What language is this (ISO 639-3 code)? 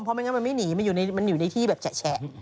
tha